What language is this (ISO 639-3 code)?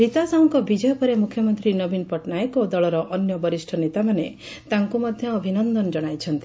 ori